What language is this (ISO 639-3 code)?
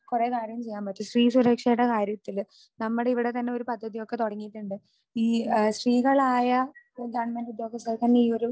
mal